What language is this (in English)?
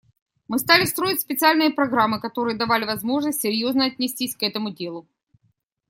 Russian